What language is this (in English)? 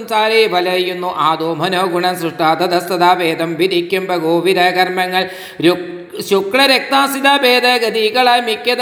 Malayalam